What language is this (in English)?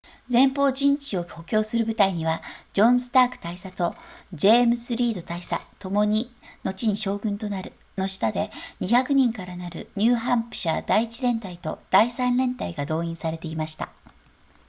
Japanese